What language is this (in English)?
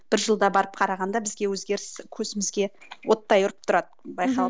Kazakh